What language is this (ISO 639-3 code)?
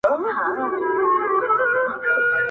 pus